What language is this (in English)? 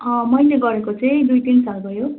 Nepali